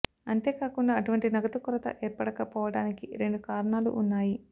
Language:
Telugu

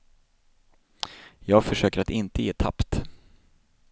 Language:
Swedish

